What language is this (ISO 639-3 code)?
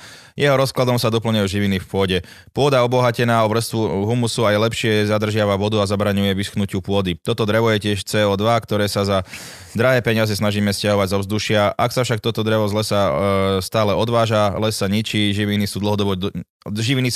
slk